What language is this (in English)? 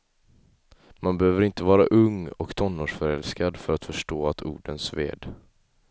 Swedish